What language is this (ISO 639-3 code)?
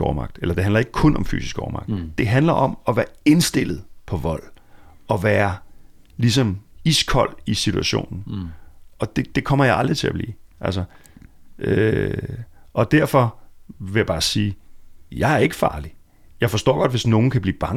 dan